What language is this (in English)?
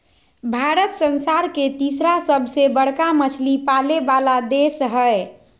Magahi